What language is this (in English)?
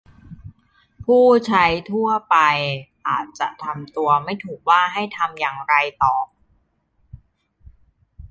Thai